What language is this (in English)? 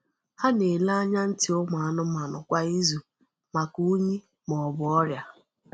Igbo